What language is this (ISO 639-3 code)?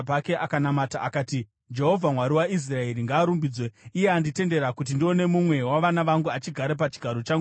sna